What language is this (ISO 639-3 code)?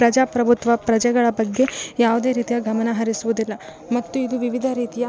kan